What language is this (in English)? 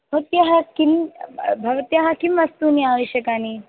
Sanskrit